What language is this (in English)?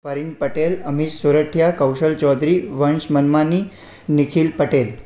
Sindhi